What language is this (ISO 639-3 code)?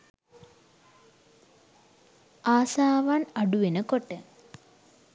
sin